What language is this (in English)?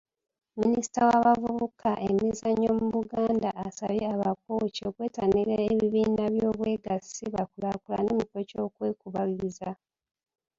Ganda